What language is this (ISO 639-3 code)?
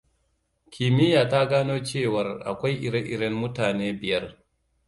hau